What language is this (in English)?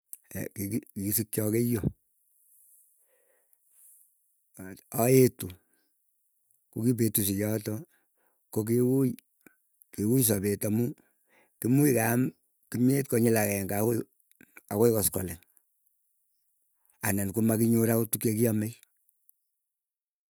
Keiyo